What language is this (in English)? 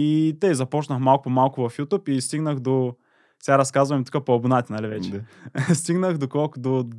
Bulgarian